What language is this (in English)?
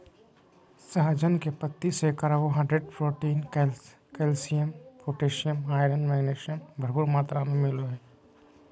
Magahi